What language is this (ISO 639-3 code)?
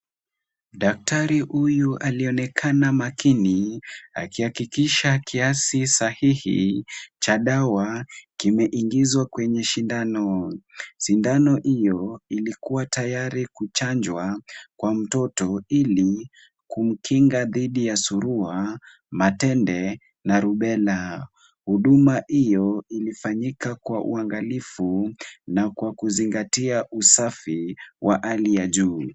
swa